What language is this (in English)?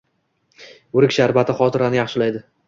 Uzbek